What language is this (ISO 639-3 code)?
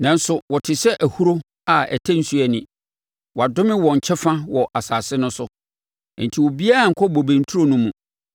aka